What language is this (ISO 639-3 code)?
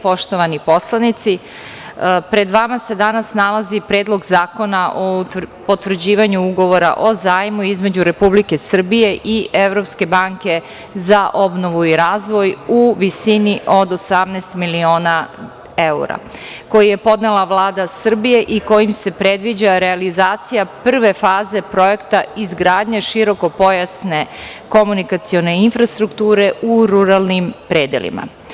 srp